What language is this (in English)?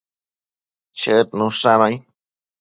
Matsés